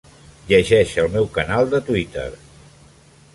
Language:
Catalan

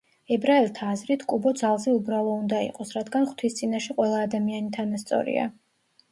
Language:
Georgian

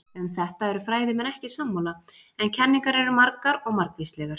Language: Icelandic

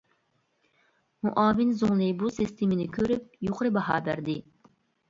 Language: Uyghur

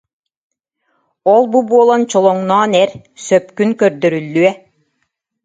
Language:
Yakut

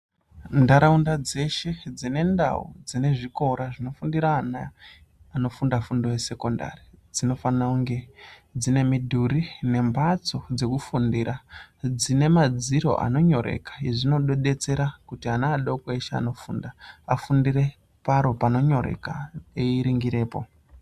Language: Ndau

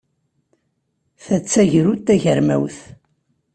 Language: Kabyle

